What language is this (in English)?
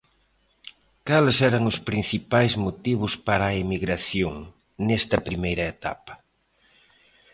Galician